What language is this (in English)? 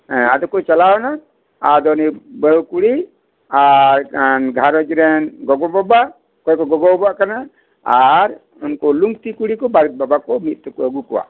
Santali